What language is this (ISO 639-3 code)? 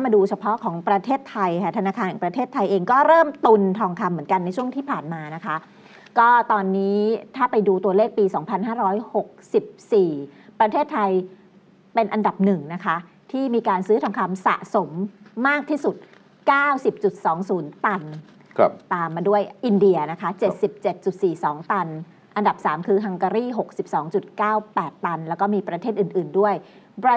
tha